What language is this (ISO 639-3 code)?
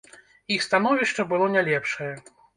bel